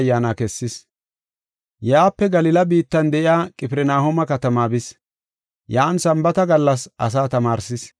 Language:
Gofa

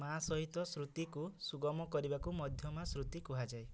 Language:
Odia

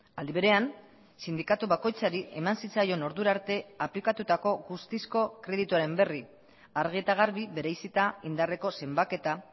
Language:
Basque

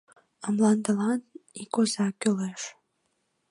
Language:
Mari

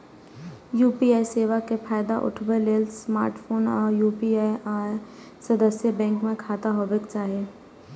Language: Maithili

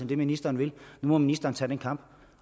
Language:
Danish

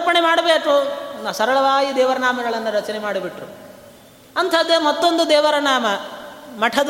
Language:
Kannada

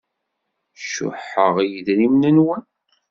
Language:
Kabyle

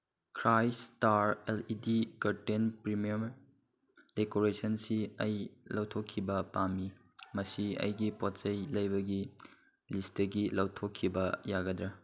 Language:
Manipuri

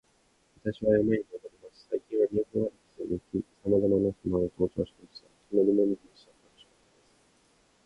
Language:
Japanese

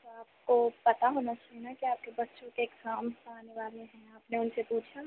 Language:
Hindi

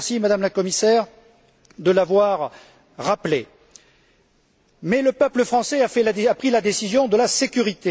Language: French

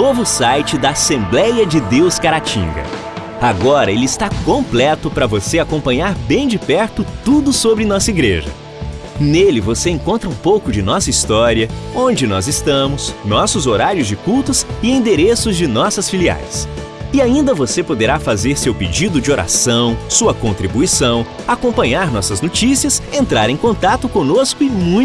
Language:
Portuguese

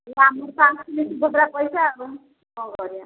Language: Odia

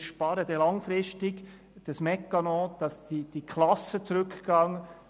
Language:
Swiss German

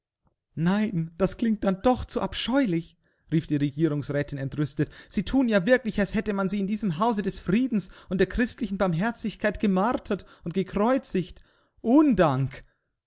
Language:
German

